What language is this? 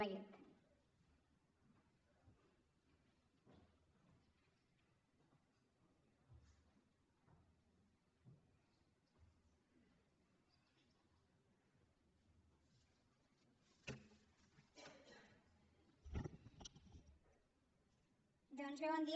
Catalan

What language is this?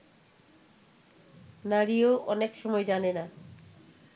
Bangla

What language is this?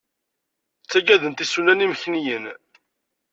Kabyle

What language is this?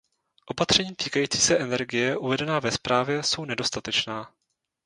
Czech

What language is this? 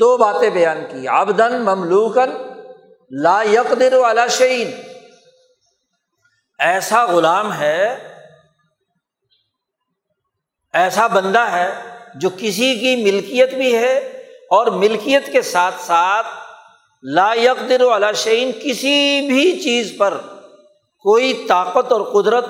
Urdu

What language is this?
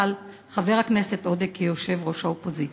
Hebrew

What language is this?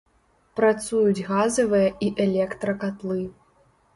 Belarusian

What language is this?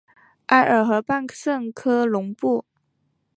Chinese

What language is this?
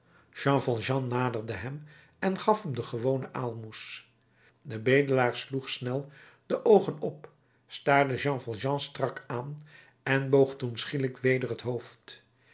Dutch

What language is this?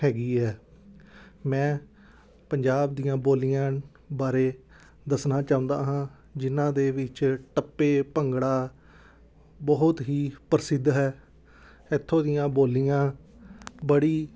Punjabi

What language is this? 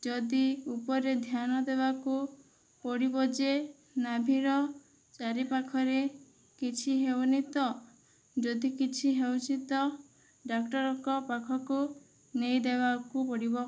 Odia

